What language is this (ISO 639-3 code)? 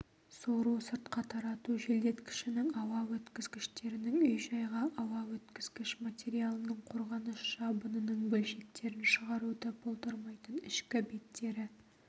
kaz